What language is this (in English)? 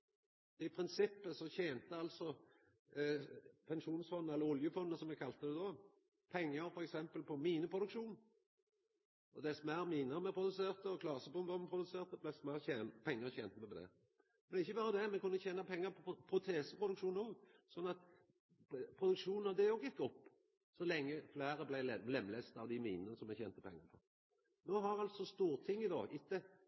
Norwegian Nynorsk